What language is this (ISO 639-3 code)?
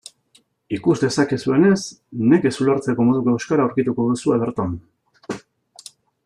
eus